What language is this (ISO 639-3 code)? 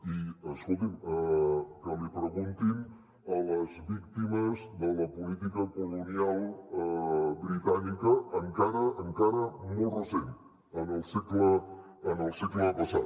cat